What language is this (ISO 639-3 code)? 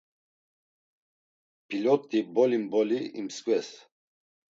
lzz